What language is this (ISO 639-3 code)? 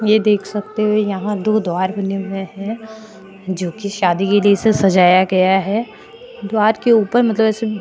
hin